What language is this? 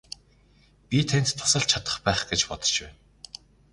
Mongolian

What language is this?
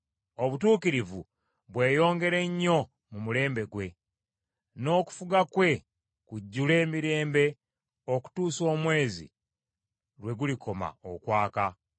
Ganda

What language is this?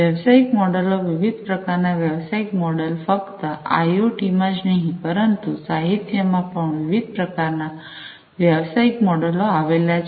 Gujarati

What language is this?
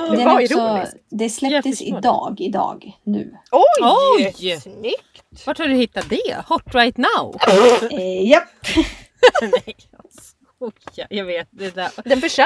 Swedish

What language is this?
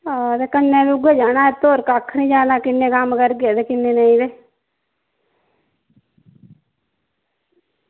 Dogri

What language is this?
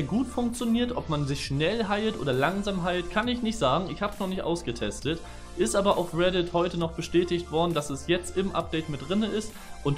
German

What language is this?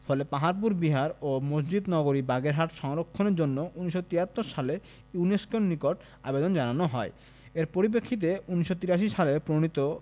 Bangla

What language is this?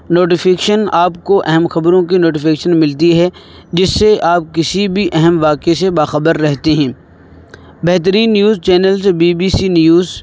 Urdu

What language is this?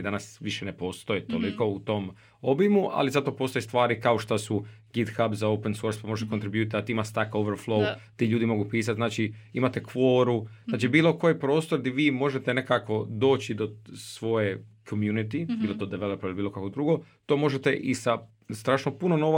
Croatian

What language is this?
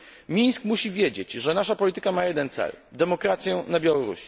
Polish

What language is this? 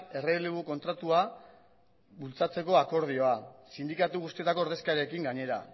Basque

